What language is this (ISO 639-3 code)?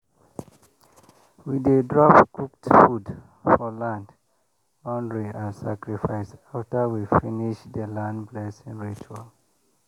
pcm